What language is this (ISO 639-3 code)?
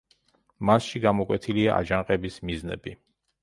kat